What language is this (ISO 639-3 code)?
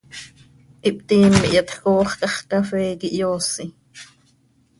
sei